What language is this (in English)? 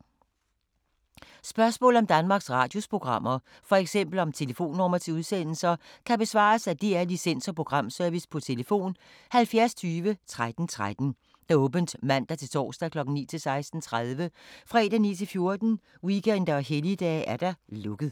Danish